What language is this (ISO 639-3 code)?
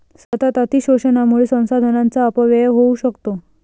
mar